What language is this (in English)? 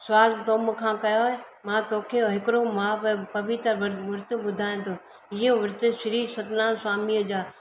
Sindhi